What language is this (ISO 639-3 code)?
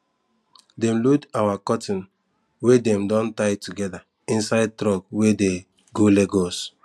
pcm